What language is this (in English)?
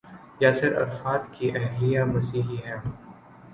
Urdu